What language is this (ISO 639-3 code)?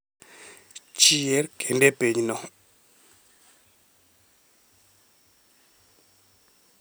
luo